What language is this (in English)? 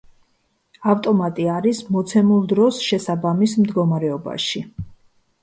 Georgian